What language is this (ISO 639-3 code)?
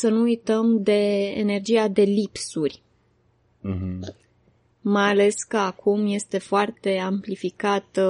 ron